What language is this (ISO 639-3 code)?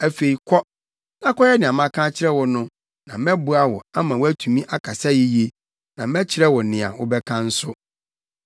aka